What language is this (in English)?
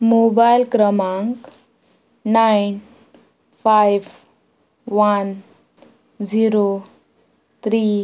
Konkani